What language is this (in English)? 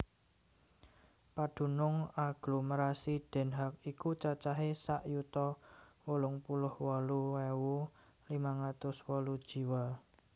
Javanese